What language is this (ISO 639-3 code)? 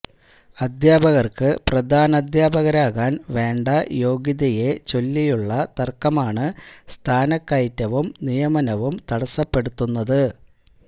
mal